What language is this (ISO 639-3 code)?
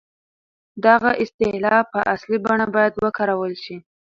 pus